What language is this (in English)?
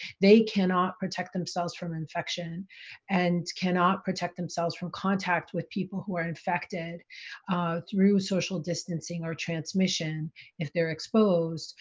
English